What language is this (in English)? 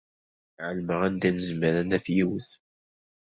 Kabyle